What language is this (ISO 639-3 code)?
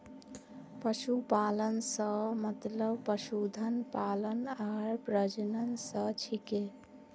mag